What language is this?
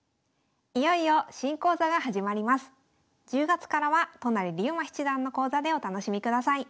Japanese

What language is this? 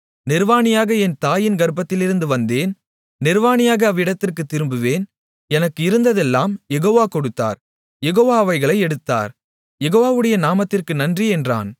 Tamil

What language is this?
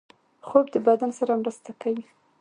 Pashto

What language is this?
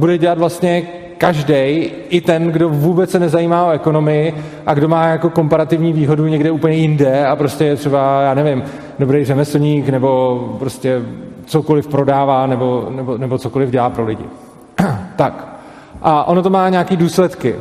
Czech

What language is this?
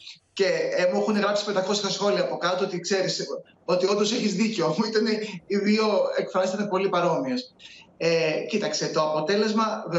Greek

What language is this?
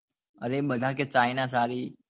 Gujarati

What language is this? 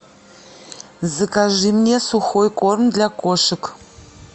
Russian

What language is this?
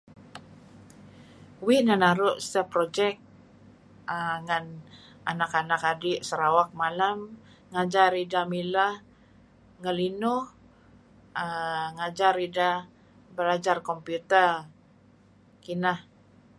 Kelabit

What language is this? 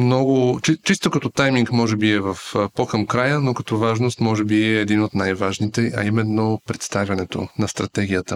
Bulgarian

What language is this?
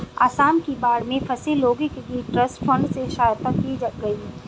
Hindi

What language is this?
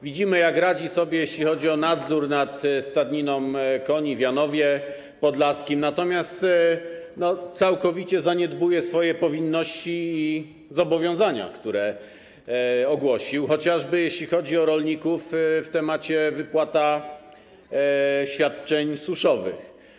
Polish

